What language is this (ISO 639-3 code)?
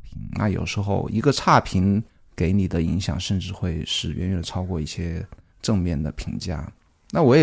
zho